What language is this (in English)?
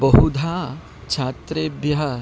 Sanskrit